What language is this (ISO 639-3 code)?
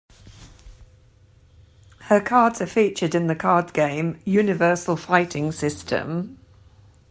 eng